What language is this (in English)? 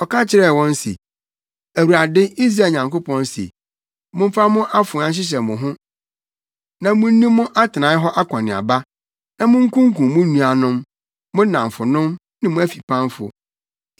Akan